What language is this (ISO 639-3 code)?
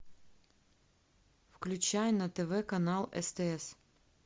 rus